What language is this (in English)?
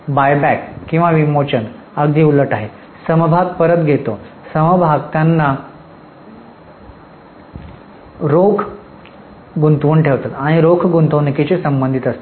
Marathi